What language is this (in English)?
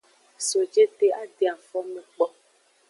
Aja (Benin)